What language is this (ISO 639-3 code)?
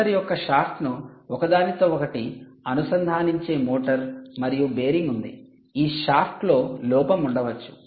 tel